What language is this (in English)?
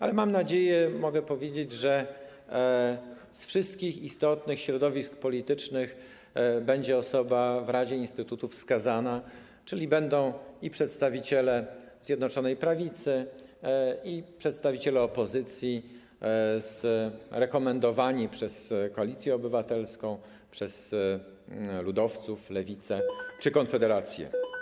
Polish